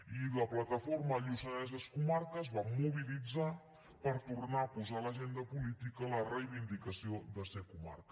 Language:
Catalan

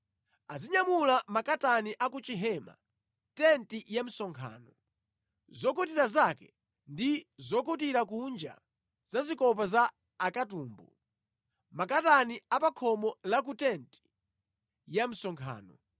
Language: Nyanja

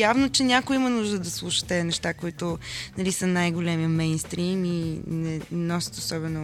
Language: Bulgarian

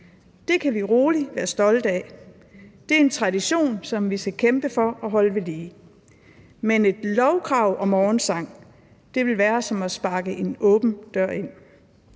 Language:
Danish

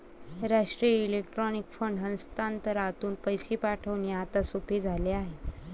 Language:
Marathi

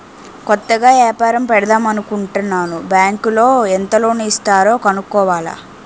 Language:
Telugu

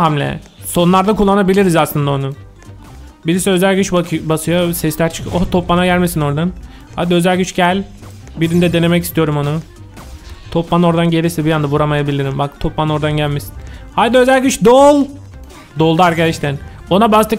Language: Turkish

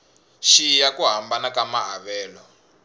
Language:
Tsonga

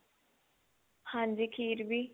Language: Punjabi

